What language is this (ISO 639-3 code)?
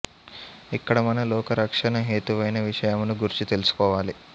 tel